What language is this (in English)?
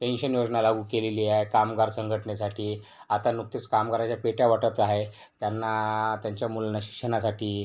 Marathi